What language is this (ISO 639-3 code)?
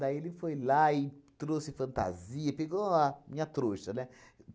por